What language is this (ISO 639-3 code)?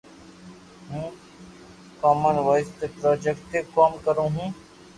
lrk